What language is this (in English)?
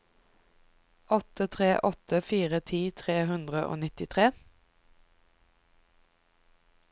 Norwegian